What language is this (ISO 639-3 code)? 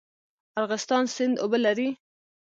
pus